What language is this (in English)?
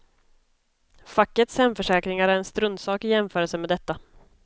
Swedish